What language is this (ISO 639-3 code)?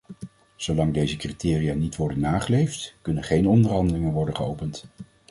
nld